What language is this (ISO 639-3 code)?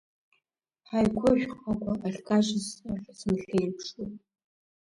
abk